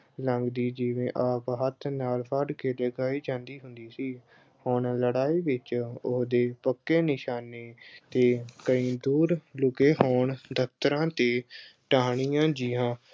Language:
Punjabi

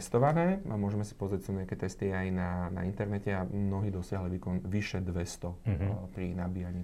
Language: Slovak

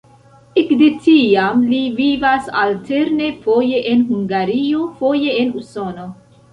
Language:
Esperanto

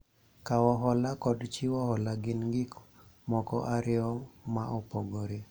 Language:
Luo (Kenya and Tanzania)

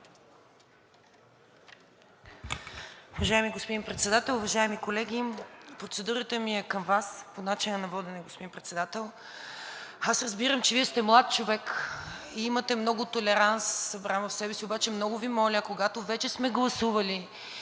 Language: Bulgarian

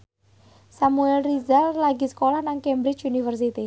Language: Javanese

